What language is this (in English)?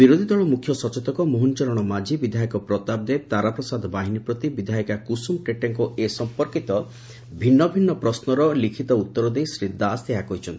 Odia